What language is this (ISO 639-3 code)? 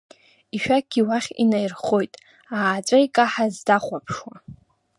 abk